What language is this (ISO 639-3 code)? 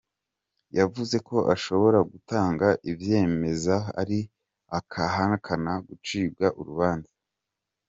kin